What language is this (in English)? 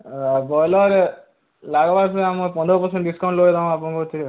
Odia